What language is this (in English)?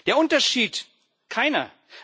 German